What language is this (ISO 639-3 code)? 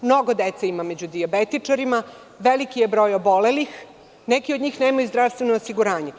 srp